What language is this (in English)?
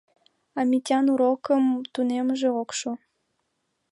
Mari